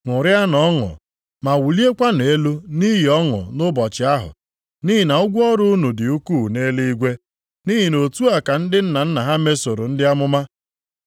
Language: Igbo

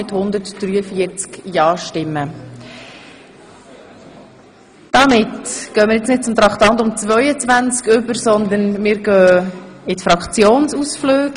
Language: Swiss German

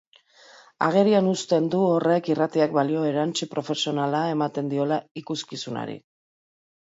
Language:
Basque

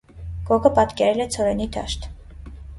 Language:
Armenian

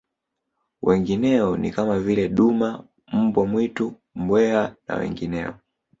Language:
Swahili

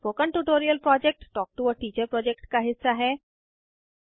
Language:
Hindi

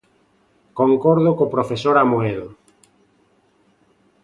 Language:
Galician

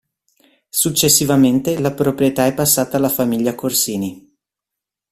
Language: Italian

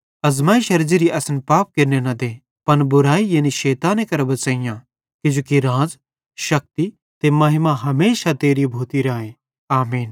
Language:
Bhadrawahi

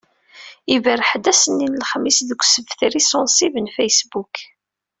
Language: Kabyle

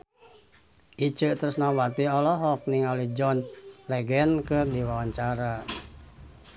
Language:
Sundanese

